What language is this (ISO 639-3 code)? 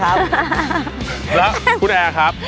tha